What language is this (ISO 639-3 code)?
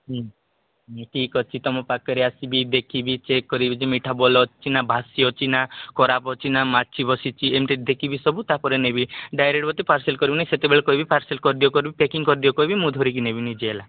ori